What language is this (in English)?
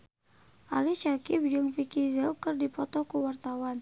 Sundanese